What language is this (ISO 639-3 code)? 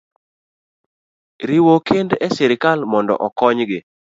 luo